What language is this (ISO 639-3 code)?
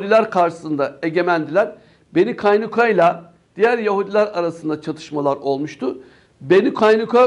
tur